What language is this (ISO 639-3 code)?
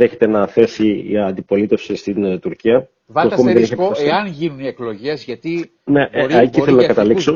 ell